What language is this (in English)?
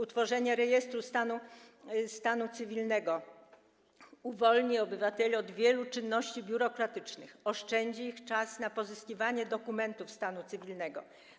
Polish